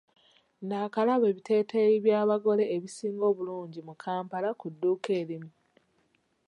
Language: Ganda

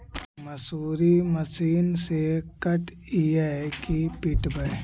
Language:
Magahi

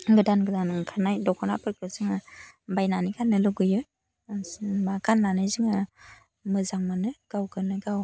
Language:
Bodo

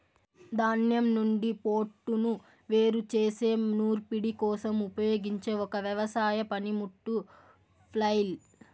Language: Telugu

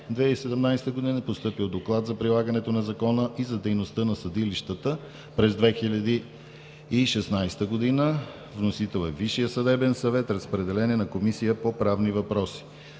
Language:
Bulgarian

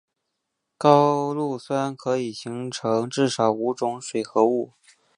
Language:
Chinese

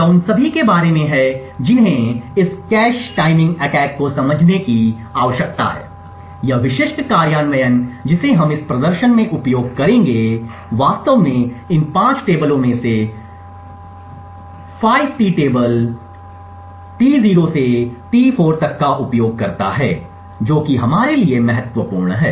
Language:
Hindi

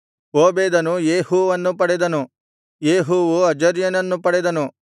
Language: Kannada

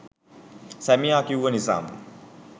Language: Sinhala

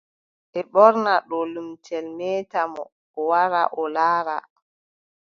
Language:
Adamawa Fulfulde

